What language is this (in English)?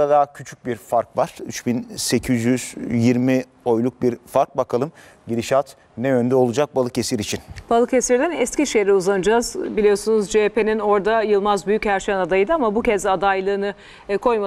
Turkish